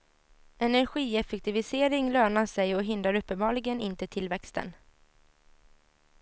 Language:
Swedish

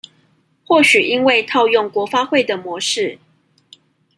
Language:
Chinese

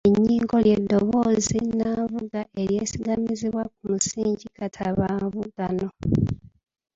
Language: Ganda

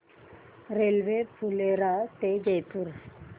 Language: Marathi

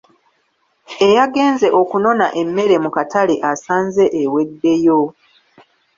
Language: Ganda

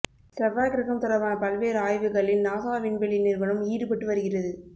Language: Tamil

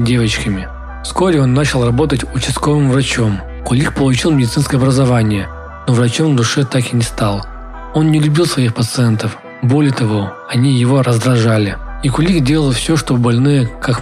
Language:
Russian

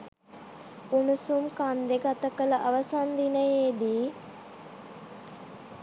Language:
Sinhala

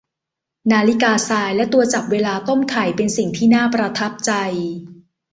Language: Thai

